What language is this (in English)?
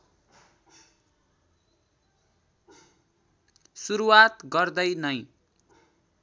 Nepali